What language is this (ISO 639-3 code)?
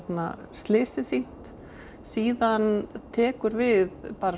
isl